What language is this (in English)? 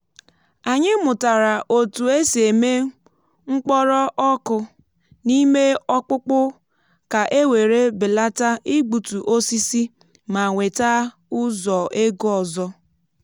Igbo